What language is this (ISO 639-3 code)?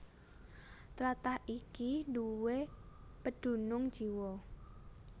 jav